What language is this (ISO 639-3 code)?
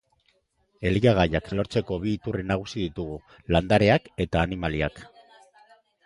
eus